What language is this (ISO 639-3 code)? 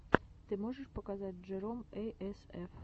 rus